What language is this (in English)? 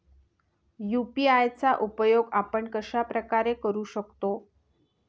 Marathi